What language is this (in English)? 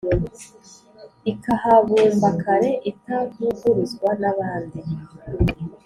Kinyarwanda